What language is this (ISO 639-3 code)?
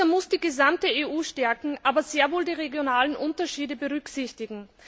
deu